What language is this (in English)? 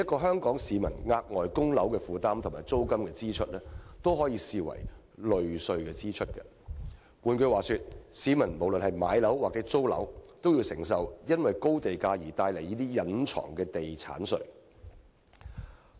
Cantonese